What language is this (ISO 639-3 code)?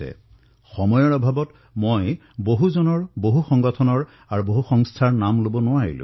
asm